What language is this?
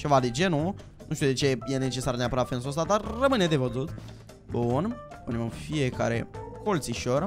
Romanian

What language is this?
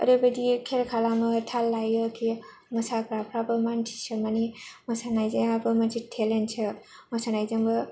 Bodo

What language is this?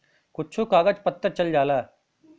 Bhojpuri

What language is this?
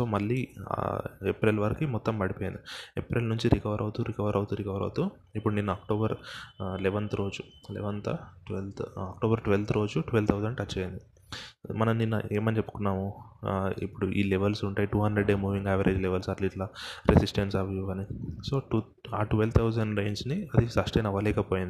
Telugu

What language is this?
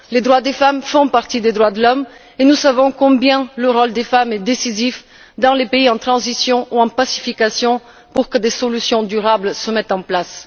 French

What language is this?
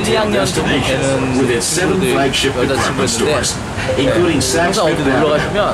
Korean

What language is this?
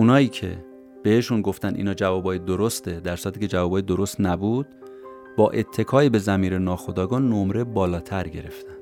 Persian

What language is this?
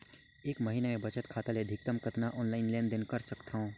Chhattisgarhi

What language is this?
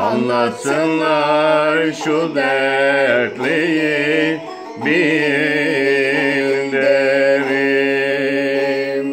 Turkish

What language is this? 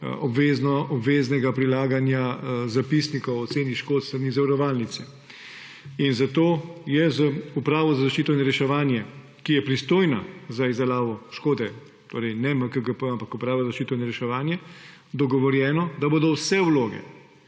Slovenian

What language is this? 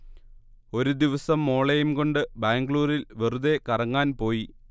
Malayalam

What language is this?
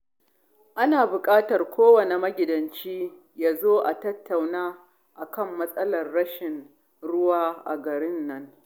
Hausa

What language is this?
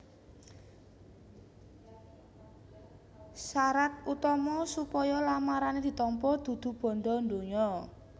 Javanese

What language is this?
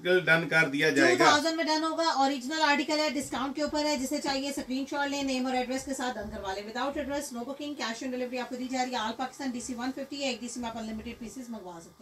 Hindi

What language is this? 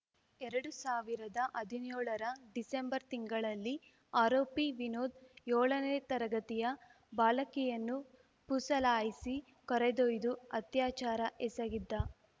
Kannada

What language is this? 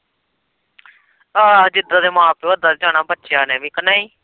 Punjabi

